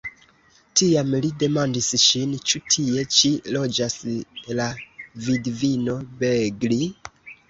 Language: Esperanto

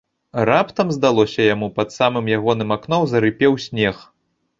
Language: Belarusian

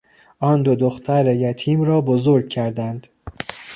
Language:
Persian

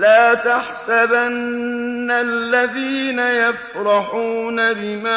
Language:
Arabic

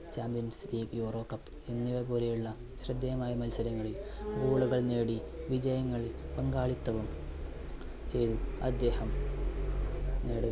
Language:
Malayalam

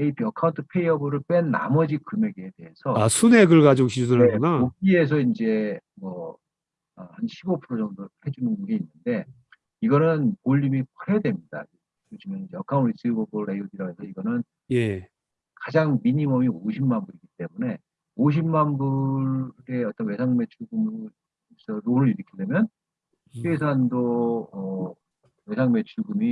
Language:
Korean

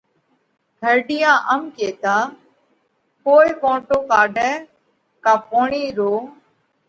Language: Parkari Koli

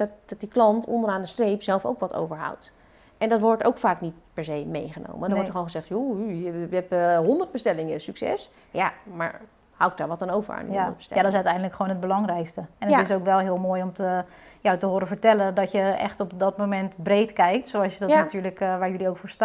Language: Dutch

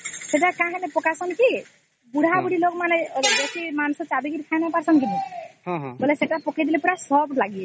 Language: Odia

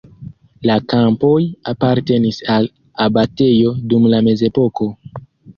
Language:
Esperanto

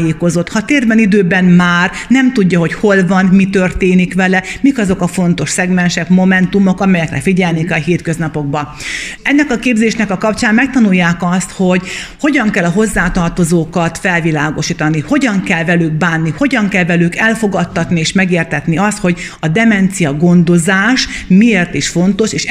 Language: Hungarian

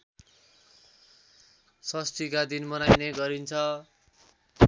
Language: Nepali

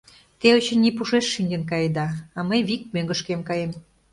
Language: Mari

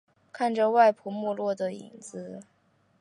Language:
Chinese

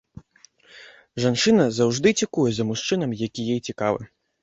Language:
Belarusian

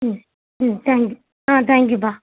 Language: Tamil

